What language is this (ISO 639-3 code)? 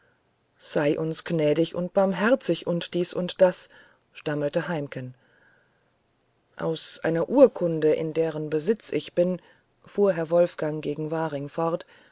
deu